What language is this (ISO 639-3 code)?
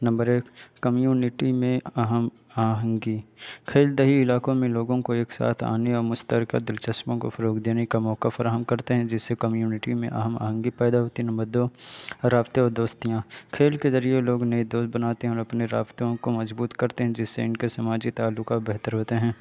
urd